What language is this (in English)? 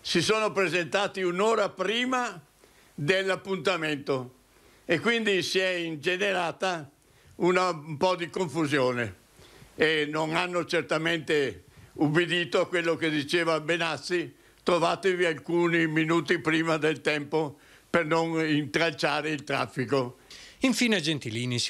Italian